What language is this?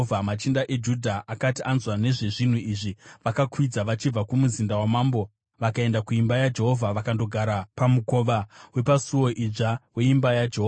Shona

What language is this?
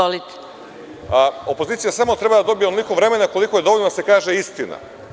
Serbian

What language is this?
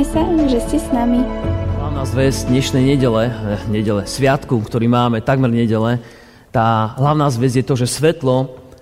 Slovak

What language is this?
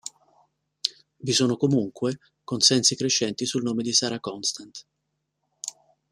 Italian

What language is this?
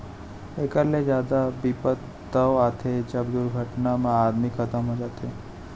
Chhattisgarhi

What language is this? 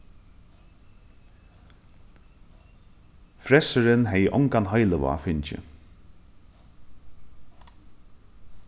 Faroese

